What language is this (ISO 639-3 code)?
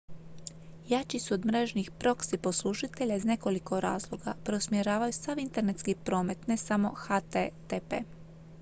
hrv